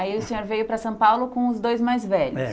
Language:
Portuguese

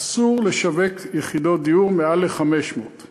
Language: Hebrew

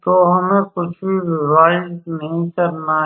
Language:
Hindi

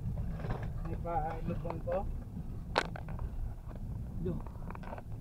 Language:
Indonesian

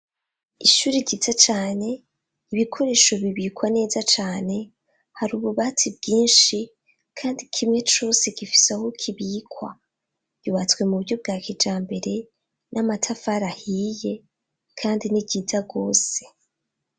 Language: Rundi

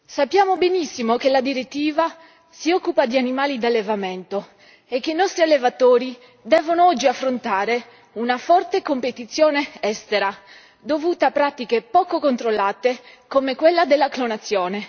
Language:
Italian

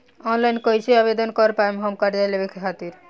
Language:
Bhojpuri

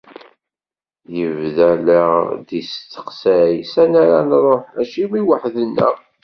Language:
Kabyle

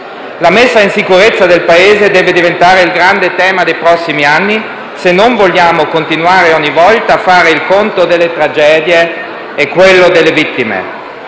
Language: Italian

